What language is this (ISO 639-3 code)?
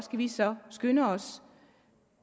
dan